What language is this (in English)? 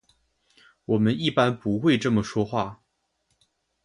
Chinese